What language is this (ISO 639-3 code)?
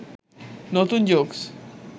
ben